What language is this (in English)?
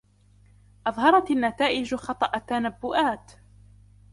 Arabic